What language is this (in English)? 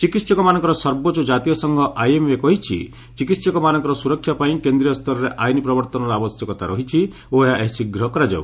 Odia